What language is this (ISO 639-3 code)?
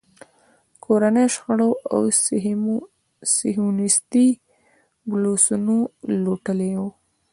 pus